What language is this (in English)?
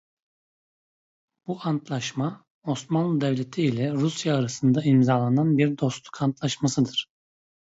Turkish